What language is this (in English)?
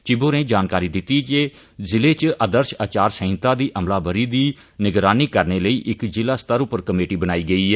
Dogri